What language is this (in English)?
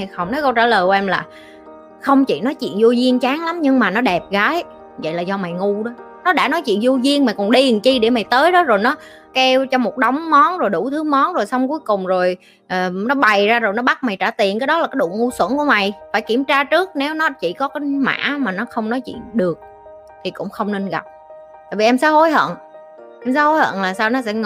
Vietnamese